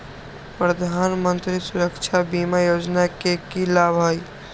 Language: Magahi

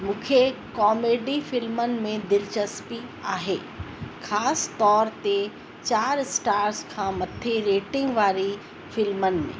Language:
Sindhi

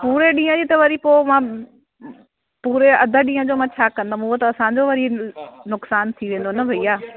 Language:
Sindhi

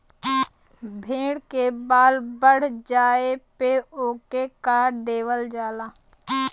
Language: Bhojpuri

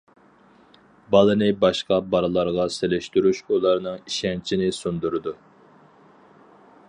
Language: Uyghur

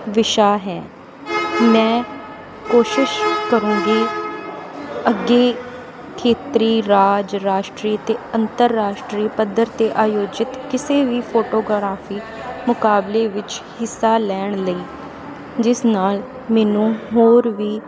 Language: Punjabi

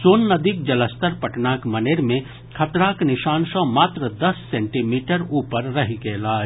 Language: Maithili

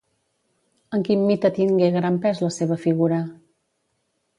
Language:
Catalan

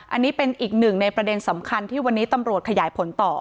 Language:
Thai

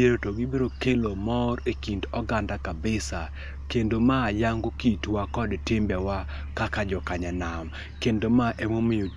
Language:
Luo (Kenya and Tanzania)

